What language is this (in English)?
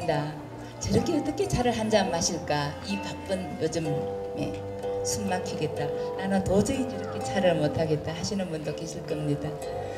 Korean